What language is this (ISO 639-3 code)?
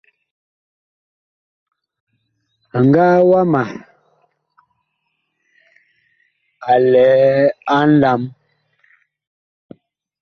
bkh